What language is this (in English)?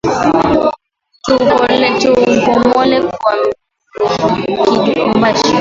Swahili